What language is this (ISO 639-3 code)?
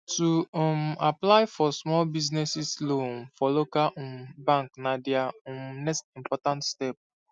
pcm